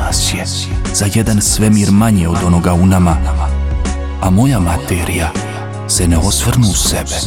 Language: Croatian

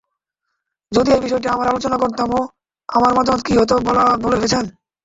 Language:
Bangla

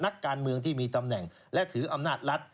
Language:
Thai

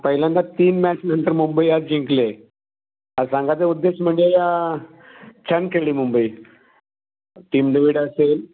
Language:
Marathi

